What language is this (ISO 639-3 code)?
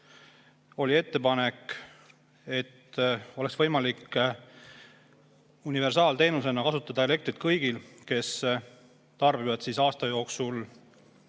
est